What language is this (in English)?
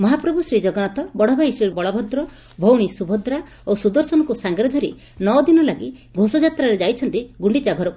Odia